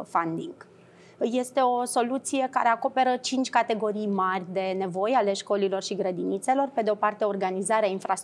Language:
Romanian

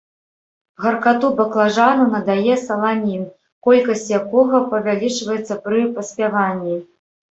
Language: Belarusian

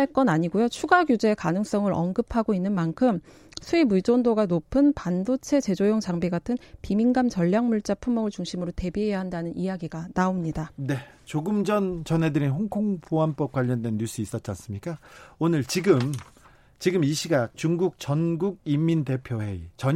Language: Korean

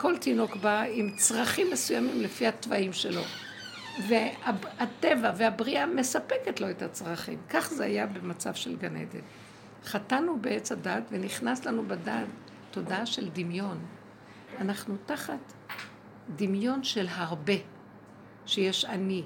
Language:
Hebrew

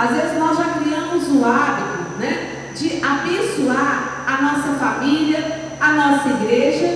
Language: Portuguese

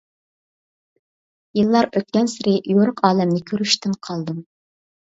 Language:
Uyghur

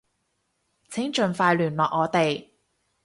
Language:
Cantonese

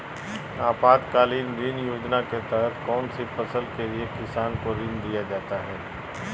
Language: Magahi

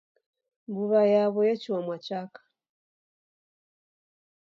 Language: Taita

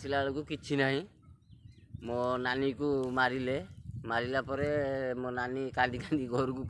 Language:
Indonesian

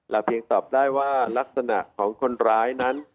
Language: Thai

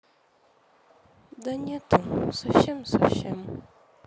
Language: Russian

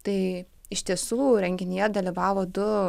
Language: Lithuanian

